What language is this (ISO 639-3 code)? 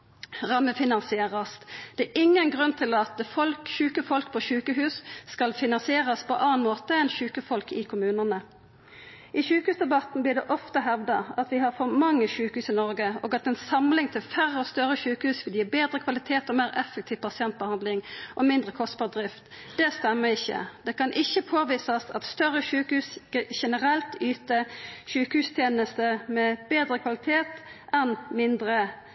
nno